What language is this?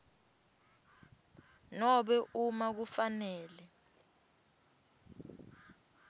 Swati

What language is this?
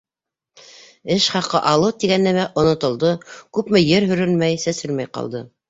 Bashkir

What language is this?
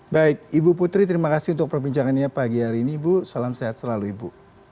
Indonesian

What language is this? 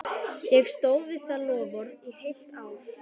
Icelandic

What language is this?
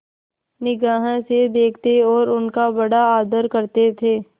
Hindi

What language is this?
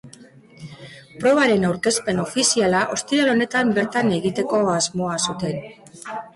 Basque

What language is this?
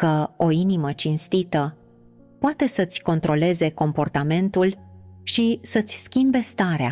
Romanian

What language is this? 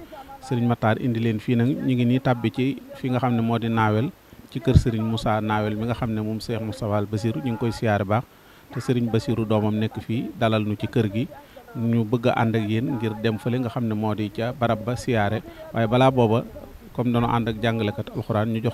Arabic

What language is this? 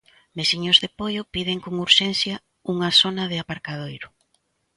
Galician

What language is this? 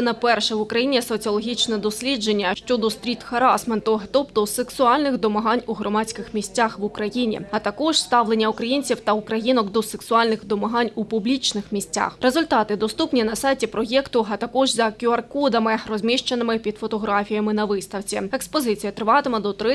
Ukrainian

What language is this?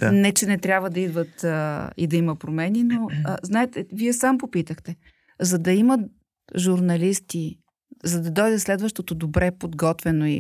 Bulgarian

